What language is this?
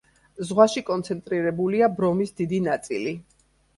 Georgian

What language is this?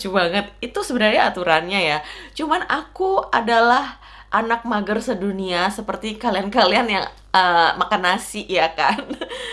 Indonesian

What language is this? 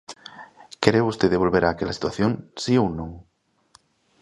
Galician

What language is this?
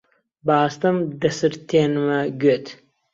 Central Kurdish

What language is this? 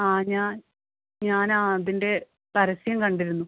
Malayalam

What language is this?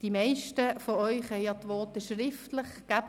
Swiss German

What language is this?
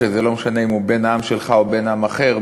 Hebrew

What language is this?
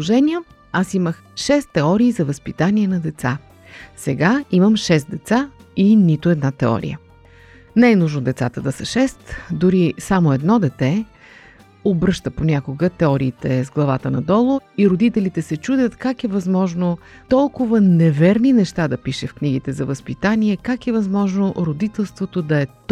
Bulgarian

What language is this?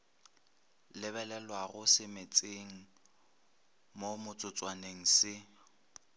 Northern Sotho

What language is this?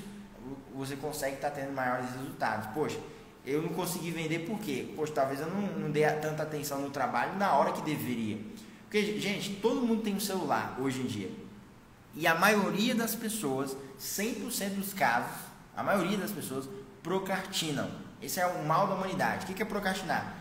Portuguese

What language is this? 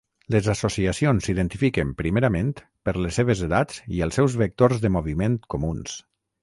Catalan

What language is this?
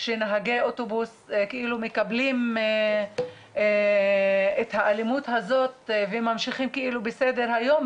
Hebrew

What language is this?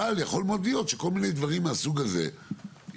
Hebrew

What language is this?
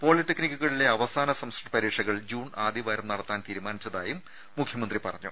Malayalam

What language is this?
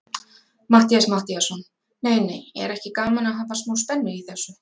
Icelandic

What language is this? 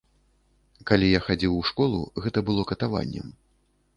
Belarusian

